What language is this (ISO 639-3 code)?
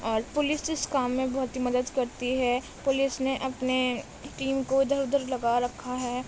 urd